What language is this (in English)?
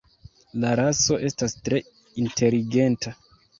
Esperanto